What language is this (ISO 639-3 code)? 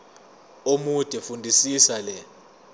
zul